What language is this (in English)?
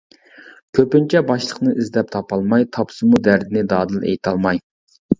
Uyghur